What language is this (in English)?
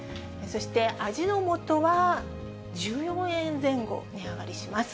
Japanese